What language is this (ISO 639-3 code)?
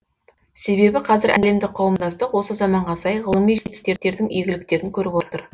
kaz